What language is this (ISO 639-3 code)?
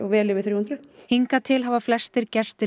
isl